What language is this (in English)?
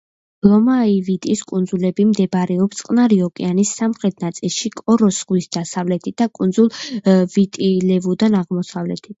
Georgian